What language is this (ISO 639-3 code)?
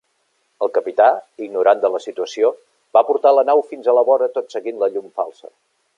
cat